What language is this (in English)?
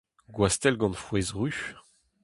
Breton